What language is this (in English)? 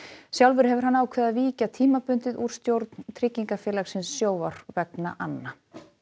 Icelandic